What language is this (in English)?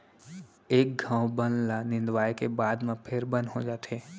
Chhattisgarhi